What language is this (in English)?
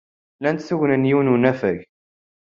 Kabyle